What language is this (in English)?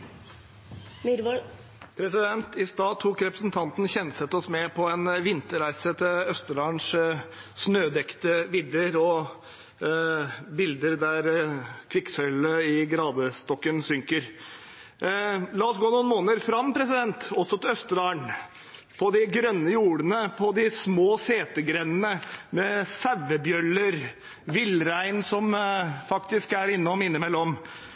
Norwegian Bokmål